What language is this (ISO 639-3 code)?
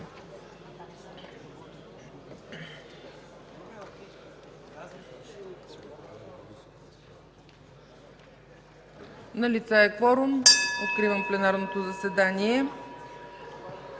bul